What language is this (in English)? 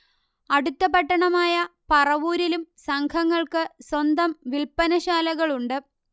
Malayalam